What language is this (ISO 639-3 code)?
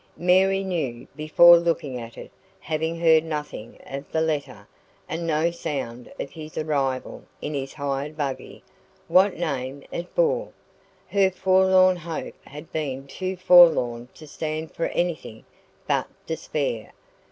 eng